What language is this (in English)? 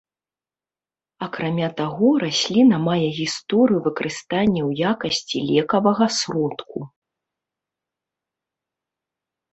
Belarusian